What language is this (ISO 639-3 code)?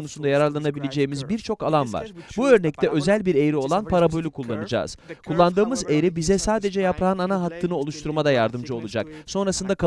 tur